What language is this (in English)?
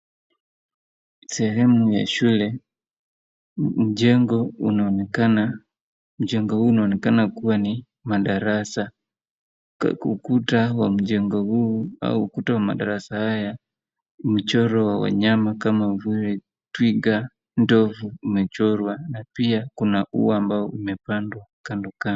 Swahili